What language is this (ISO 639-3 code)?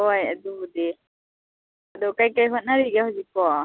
mni